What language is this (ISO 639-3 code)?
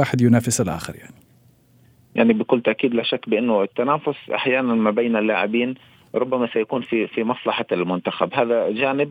ara